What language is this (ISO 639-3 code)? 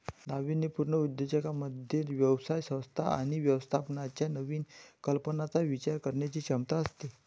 mar